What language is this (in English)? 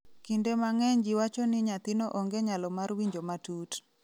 Luo (Kenya and Tanzania)